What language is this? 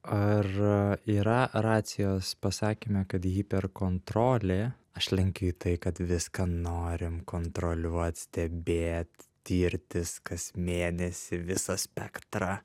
Lithuanian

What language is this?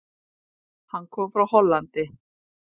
Icelandic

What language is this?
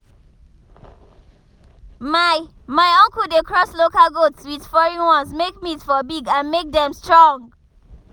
Nigerian Pidgin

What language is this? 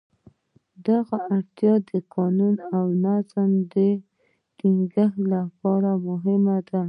Pashto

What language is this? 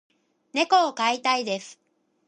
Japanese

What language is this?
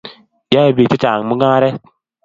Kalenjin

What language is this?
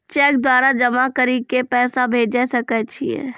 Maithili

